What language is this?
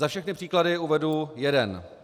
Czech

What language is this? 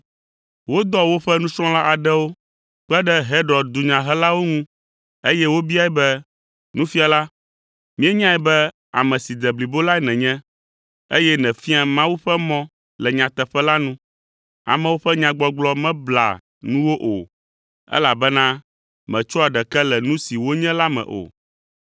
Ewe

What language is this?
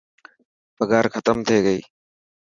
Dhatki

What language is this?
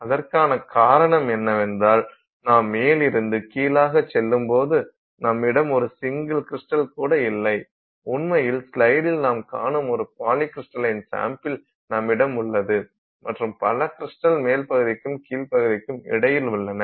Tamil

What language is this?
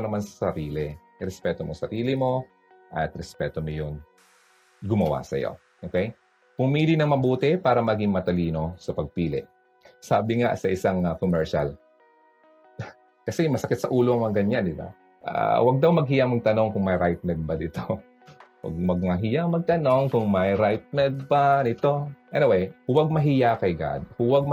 Filipino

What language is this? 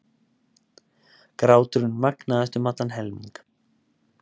Icelandic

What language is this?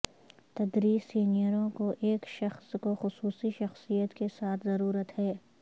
Urdu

